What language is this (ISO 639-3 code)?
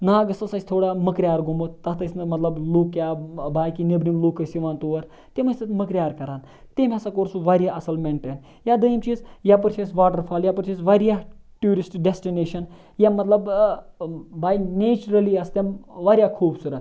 kas